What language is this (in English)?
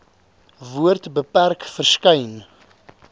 Afrikaans